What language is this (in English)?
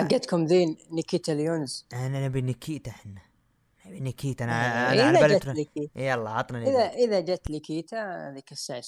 Arabic